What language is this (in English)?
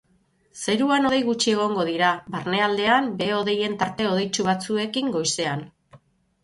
Basque